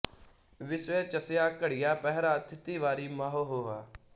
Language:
Punjabi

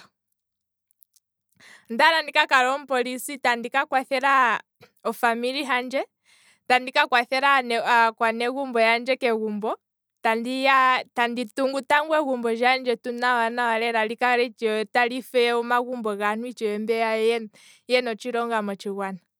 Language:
Kwambi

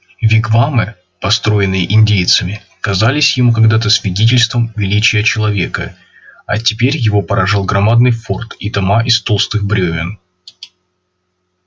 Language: Russian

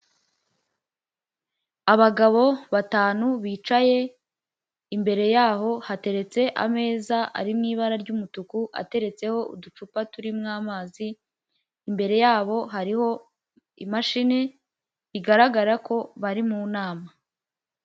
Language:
Kinyarwanda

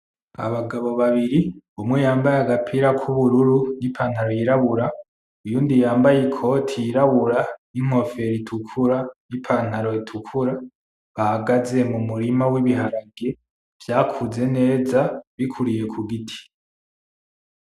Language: Rundi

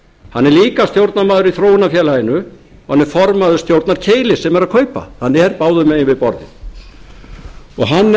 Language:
Icelandic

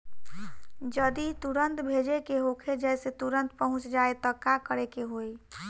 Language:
Bhojpuri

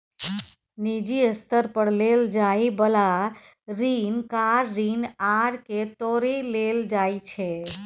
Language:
Maithili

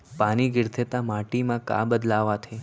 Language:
Chhattisgarhi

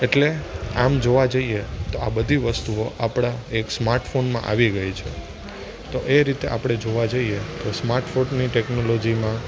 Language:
Gujarati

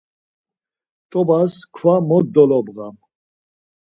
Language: Laz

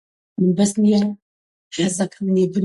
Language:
Central Kurdish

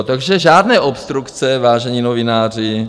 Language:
Czech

